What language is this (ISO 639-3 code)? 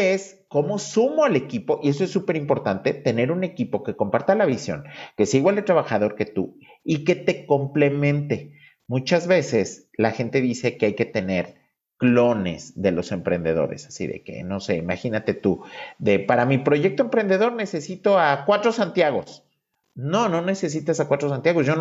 spa